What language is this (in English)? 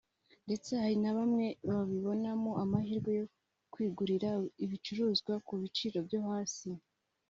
Kinyarwanda